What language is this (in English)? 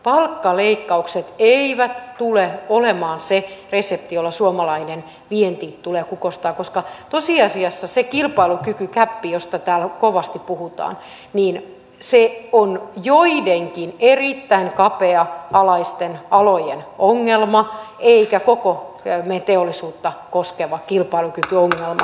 Finnish